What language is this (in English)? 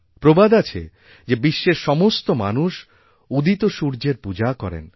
Bangla